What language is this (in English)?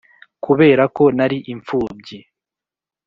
Kinyarwanda